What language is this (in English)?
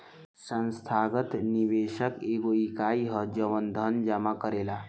Bhojpuri